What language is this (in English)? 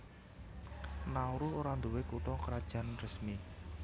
Javanese